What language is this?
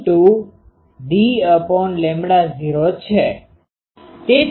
Gujarati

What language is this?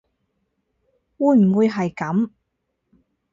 Cantonese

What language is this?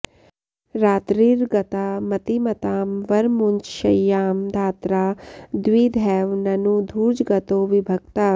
Sanskrit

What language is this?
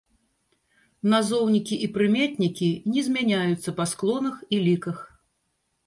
Belarusian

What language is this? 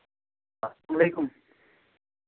Kashmiri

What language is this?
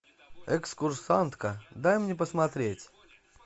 Russian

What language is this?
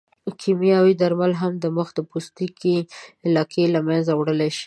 Pashto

